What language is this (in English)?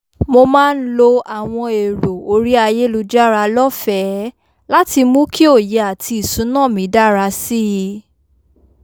Yoruba